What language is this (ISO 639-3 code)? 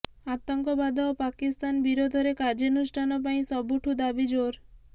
ori